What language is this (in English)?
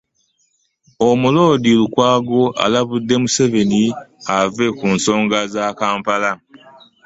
Ganda